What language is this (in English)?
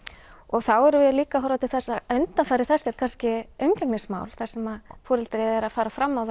Icelandic